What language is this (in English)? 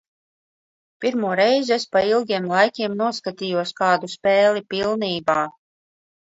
Latvian